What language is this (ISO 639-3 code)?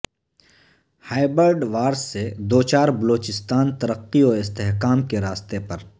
urd